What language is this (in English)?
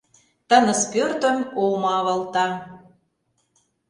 Mari